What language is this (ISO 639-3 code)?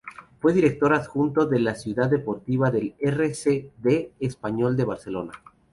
spa